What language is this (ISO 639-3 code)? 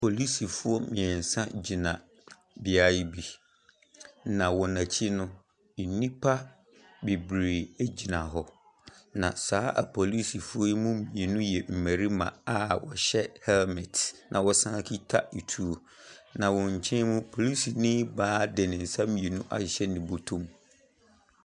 aka